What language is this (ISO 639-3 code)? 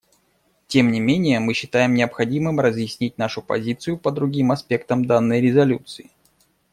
rus